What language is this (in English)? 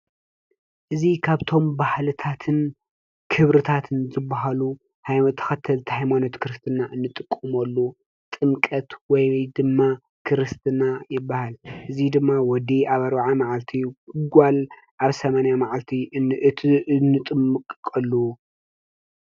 Tigrinya